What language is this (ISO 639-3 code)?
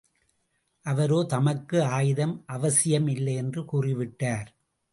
tam